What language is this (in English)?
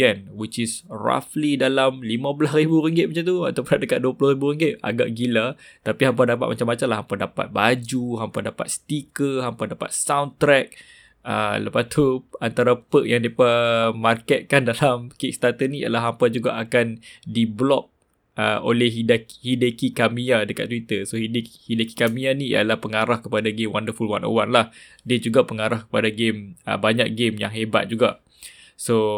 Malay